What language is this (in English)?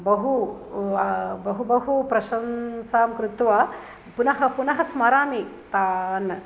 Sanskrit